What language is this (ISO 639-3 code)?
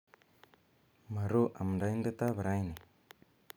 kln